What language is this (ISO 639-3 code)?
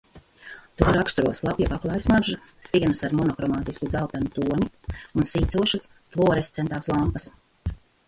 lav